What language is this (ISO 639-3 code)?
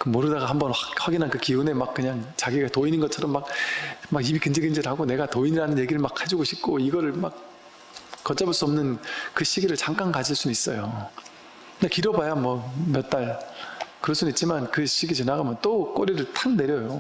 kor